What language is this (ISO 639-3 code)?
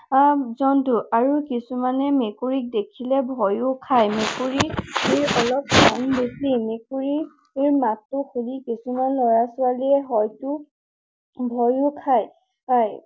asm